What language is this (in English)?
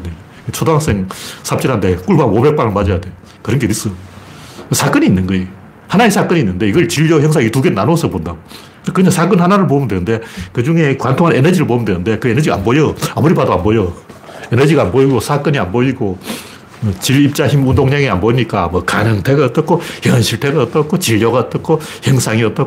Korean